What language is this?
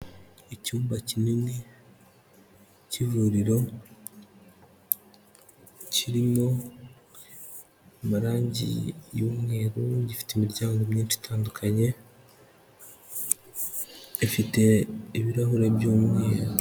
Kinyarwanda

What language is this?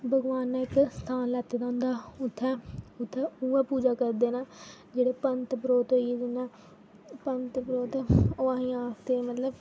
Dogri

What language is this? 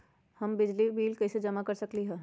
Magahi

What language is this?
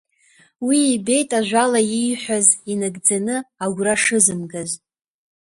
Abkhazian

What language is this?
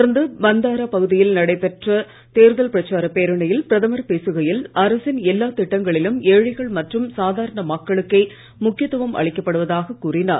Tamil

